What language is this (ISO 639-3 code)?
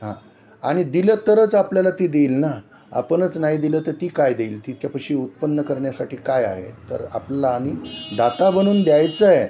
mar